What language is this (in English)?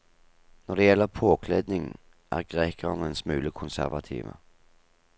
Norwegian